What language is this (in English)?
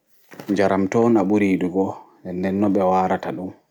Fula